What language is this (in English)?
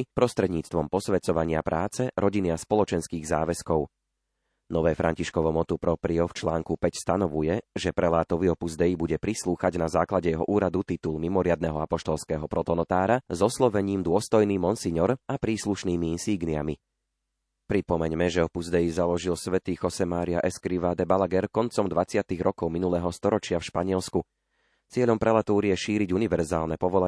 Slovak